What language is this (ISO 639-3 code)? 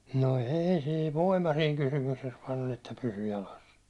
fin